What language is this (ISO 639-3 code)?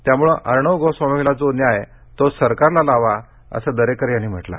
mar